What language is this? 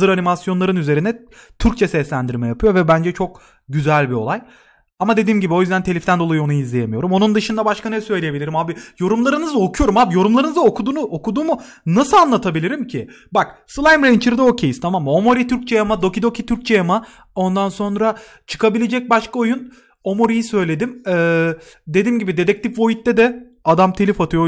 Turkish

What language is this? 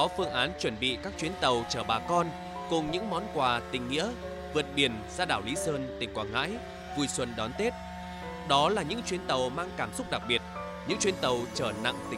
Vietnamese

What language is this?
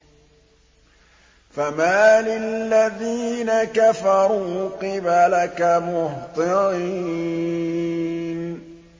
Arabic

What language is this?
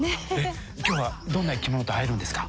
Japanese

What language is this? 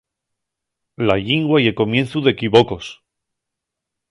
Asturian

